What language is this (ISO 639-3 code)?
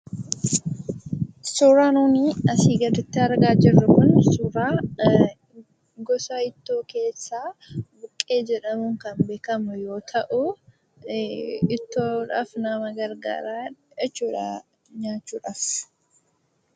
orm